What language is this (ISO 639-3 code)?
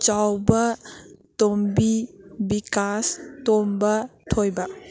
mni